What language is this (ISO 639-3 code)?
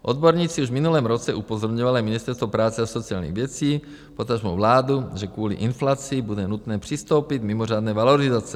ces